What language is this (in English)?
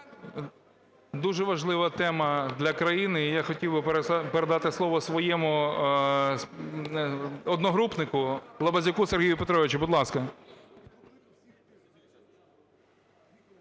Ukrainian